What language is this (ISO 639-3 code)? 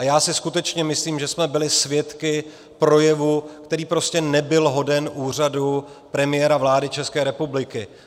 ces